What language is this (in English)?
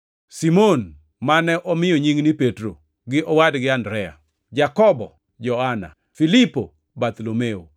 Luo (Kenya and Tanzania)